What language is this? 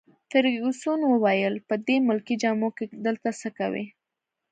Pashto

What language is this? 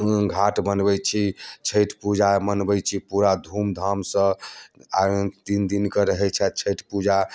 Maithili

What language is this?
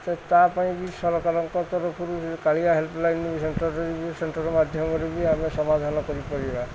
Odia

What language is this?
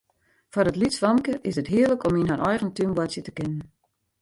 Western Frisian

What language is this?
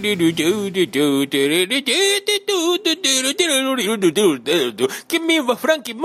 Japanese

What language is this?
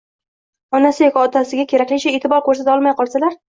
Uzbek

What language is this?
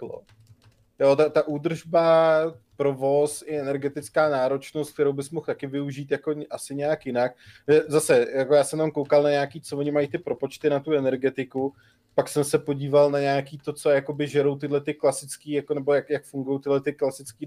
Czech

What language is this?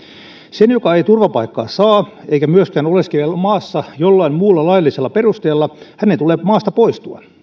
Finnish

